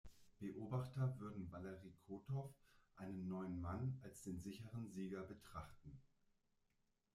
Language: German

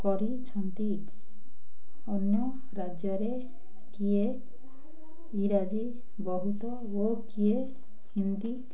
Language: Odia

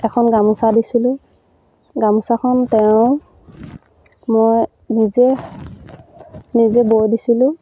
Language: Assamese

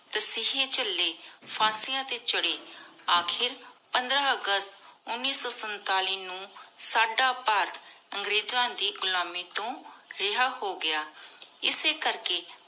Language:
Punjabi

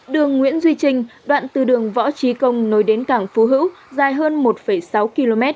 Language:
Vietnamese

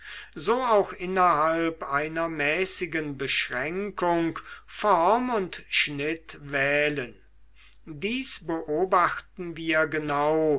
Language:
German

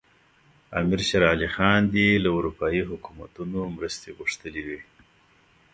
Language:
Pashto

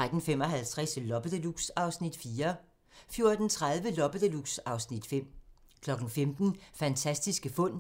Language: Danish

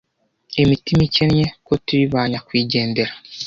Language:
Kinyarwanda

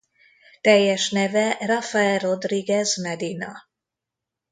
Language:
Hungarian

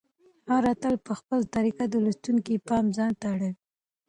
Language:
Pashto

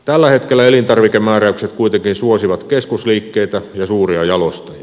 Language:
Finnish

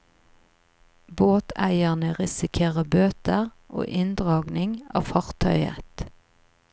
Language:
Norwegian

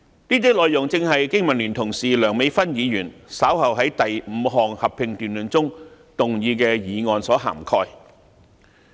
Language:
Cantonese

